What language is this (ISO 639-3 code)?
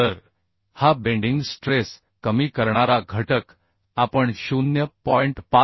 mar